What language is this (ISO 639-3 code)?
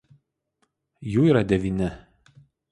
lit